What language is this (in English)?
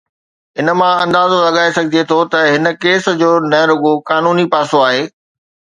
Sindhi